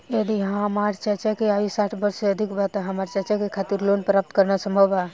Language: Bhojpuri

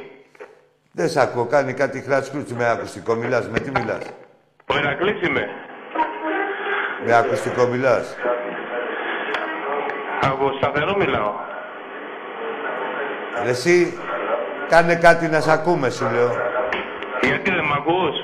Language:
Greek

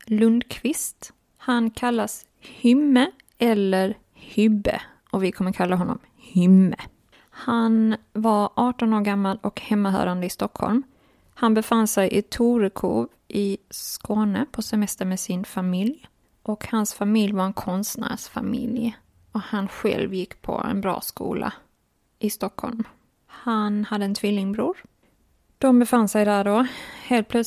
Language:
Swedish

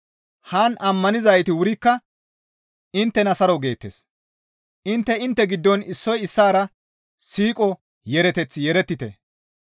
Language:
Gamo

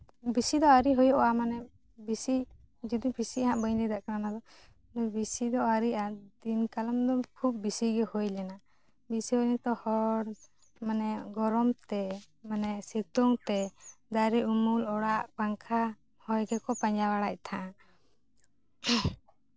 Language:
Santali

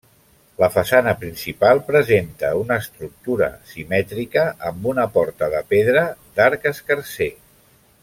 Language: Catalan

